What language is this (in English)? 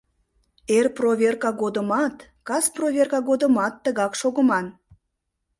Mari